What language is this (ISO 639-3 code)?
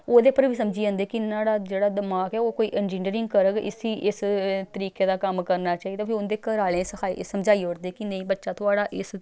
doi